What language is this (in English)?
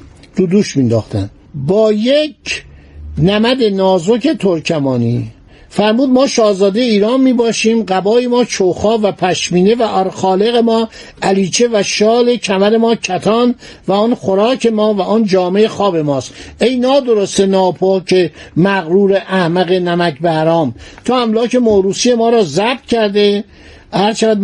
Persian